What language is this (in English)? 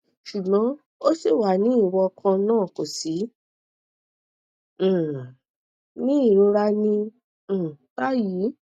Yoruba